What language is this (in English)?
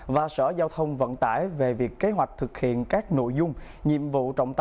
Vietnamese